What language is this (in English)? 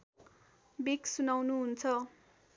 Nepali